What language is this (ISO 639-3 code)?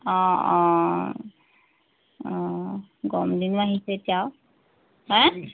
asm